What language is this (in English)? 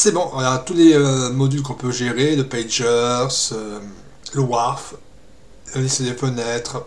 French